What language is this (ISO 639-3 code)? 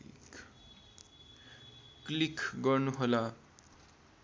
nep